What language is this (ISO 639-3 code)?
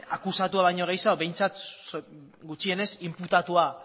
eus